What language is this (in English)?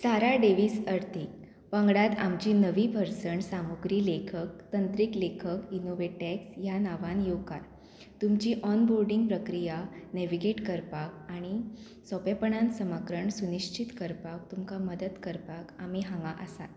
Konkani